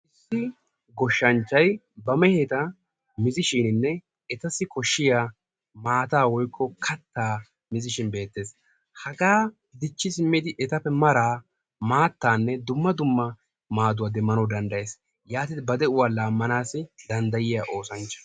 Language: Wolaytta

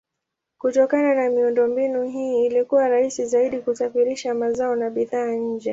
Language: Swahili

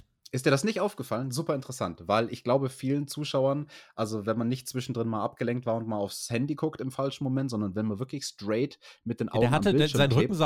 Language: German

